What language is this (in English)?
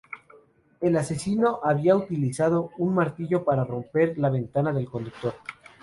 Spanish